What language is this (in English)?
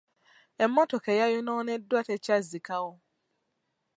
Ganda